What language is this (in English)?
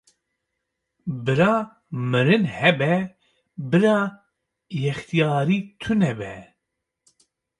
Kurdish